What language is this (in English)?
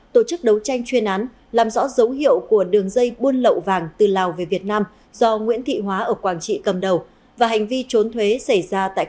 Vietnamese